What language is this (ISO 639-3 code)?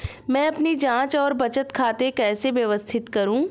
hin